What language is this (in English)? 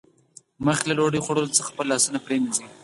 Pashto